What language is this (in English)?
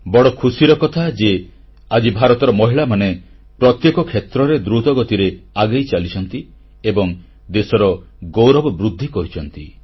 Odia